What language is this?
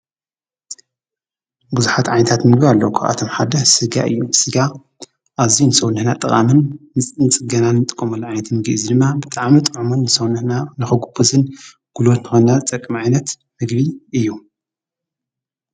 Tigrinya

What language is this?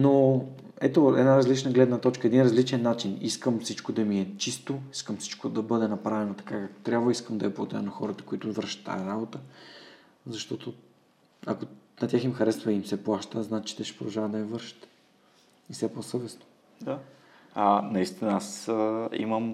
Bulgarian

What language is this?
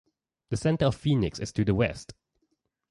English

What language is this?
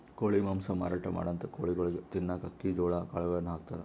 Kannada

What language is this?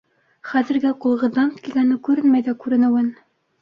Bashkir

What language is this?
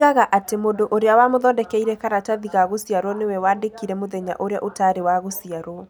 Kikuyu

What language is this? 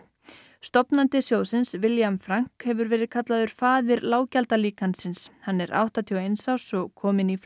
Icelandic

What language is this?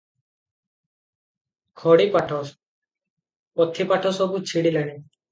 Odia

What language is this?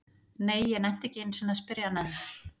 Icelandic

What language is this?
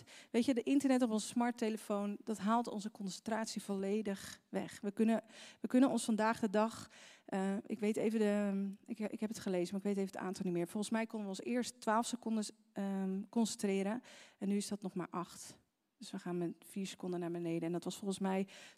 Dutch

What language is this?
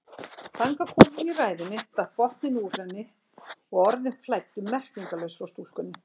Icelandic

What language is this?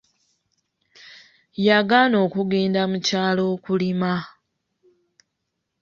Ganda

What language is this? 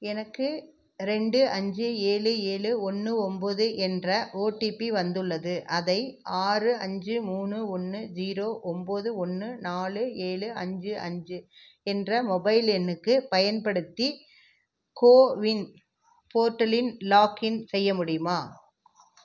Tamil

